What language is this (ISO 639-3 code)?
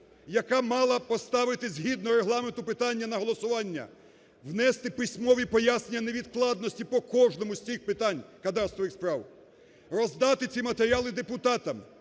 ukr